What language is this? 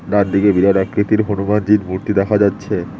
Bangla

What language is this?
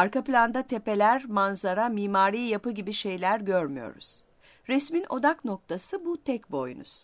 Turkish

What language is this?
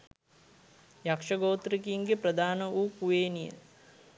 Sinhala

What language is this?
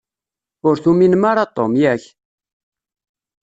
Kabyle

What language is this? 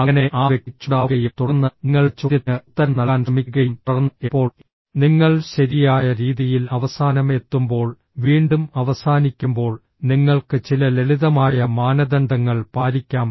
Malayalam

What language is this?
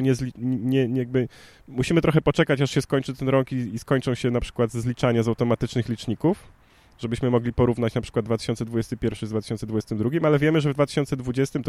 Polish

